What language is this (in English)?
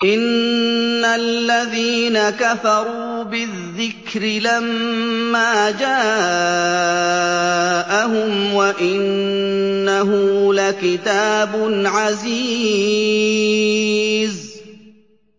Arabic